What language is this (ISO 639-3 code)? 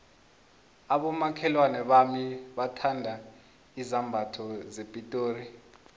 nbl